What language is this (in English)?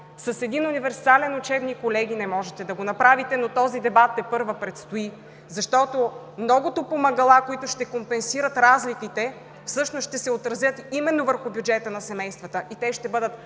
Bulgarian